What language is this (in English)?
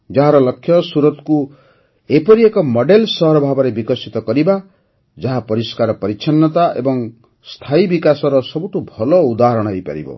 Odia